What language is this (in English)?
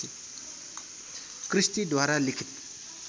Nepali